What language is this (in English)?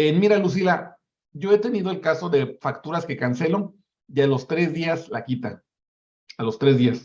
Spanish